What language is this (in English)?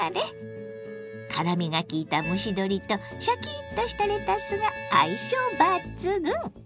Japanese